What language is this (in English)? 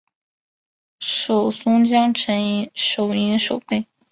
Chinese